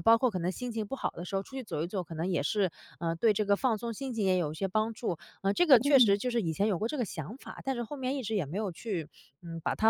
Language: Chinese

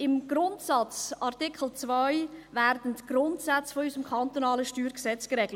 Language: Swiss German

